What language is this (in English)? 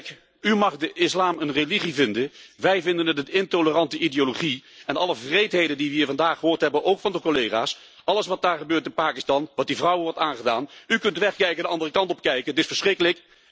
Dutch